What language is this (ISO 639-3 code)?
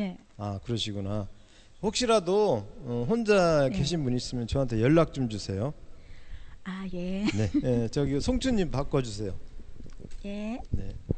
kor